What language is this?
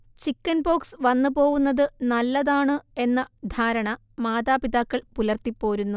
Malayalam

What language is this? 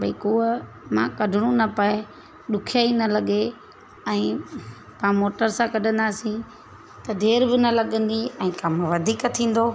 Sindhi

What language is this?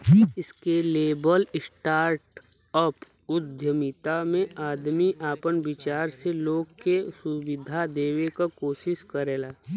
Bhojpuri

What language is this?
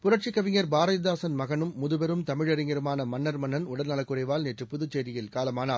Tamil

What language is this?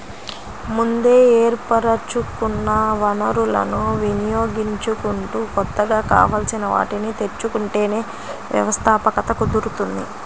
Telugu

